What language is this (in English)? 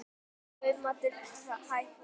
Icelandic